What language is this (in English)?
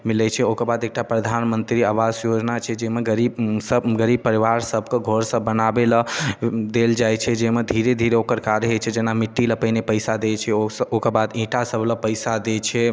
Maithili